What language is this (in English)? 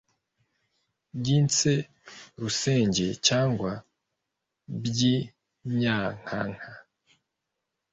Kinyarwanda